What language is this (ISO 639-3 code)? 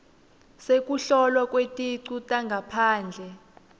ssw